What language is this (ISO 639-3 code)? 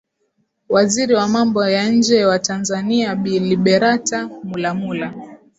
swa